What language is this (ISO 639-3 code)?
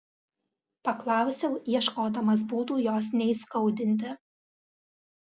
lit